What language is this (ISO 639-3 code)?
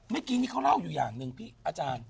tha